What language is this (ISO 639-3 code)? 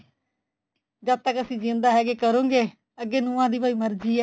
pan